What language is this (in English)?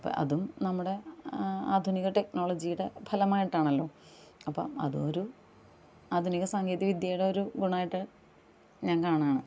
Malayalam